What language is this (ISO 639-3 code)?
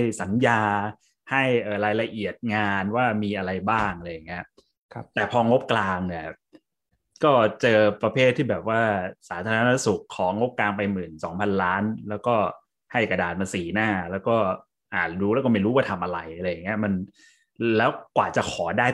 tha